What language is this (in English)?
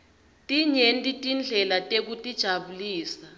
Swati